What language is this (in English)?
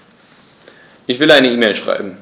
German